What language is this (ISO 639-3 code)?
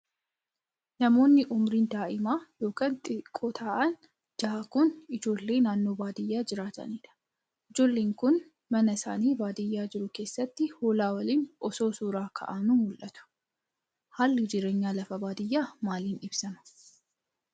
orm